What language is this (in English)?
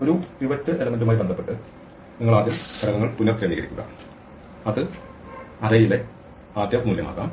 Malayalam